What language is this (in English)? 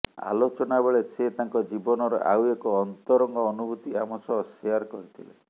Odia